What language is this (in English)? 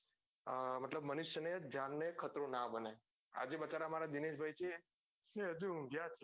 Gujarati